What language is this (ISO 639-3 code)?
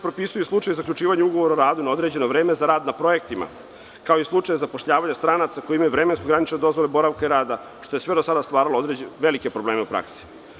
srp